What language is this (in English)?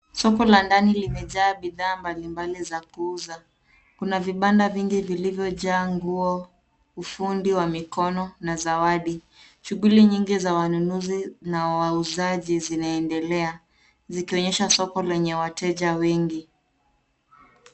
Swahili